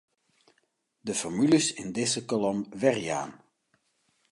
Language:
Western Frisian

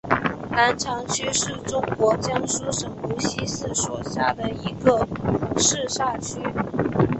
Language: Chinese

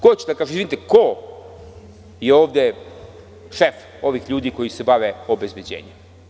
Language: Serbian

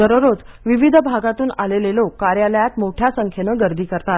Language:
Marathi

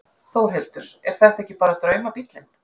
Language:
Icelandic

